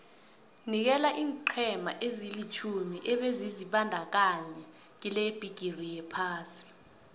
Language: South Ndebele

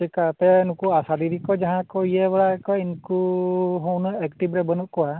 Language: Santali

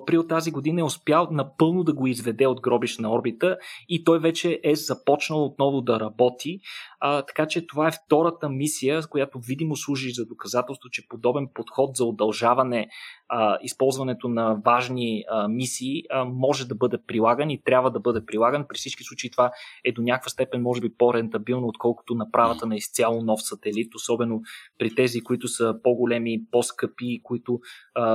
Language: Bulgarian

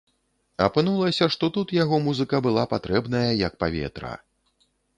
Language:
Belarusian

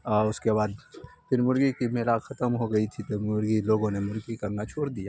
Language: Urdu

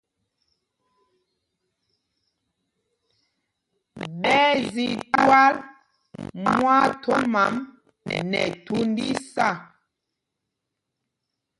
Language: Mpumpong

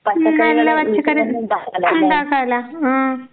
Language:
Malayalam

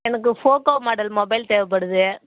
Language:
Tamil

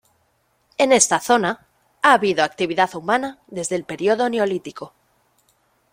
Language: Spanish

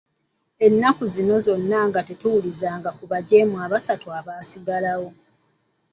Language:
Ganda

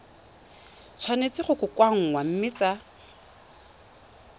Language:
Tswana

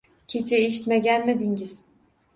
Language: Uzbek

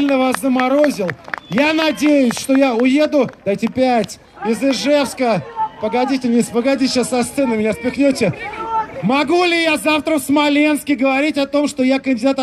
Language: Russian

